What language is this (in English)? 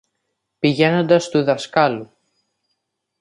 Greek